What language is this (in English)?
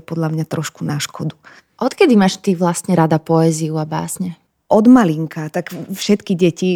Slovak